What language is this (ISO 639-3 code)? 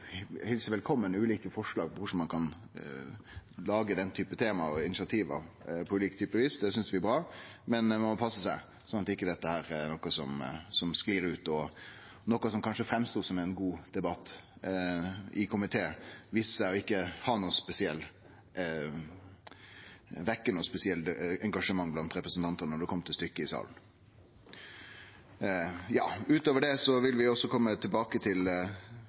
nno